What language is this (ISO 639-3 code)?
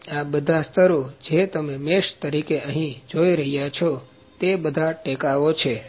guj